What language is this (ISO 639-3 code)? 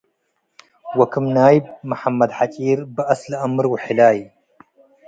tig